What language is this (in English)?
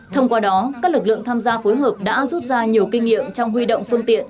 Vietnamese